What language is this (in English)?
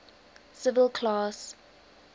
English